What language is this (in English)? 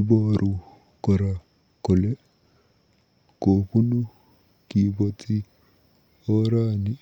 Kalenjin